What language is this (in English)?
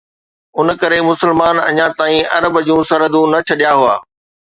Sindhi